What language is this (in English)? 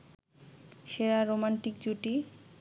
Bangla